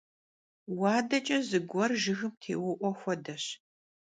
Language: Kabardian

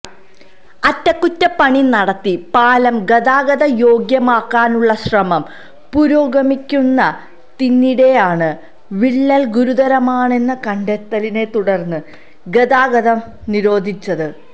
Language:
Malayalam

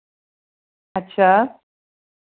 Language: Dogri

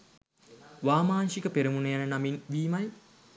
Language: Sinhala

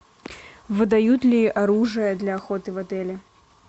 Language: Russian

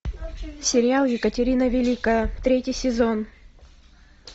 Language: Russian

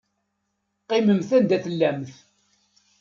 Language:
Kabyle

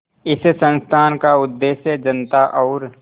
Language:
Hindi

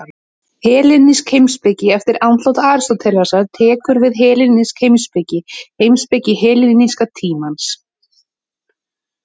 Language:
Icelandic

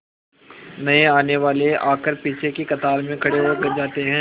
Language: Hindi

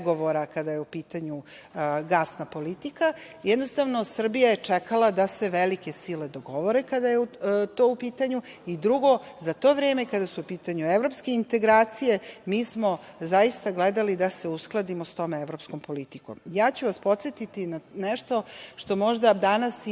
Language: Serbian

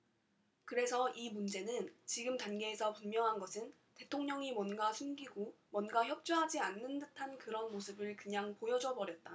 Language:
Korean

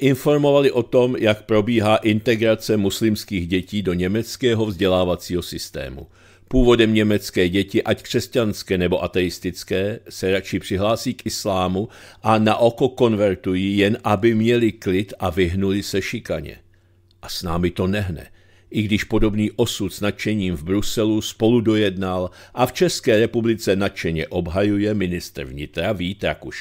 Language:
Czech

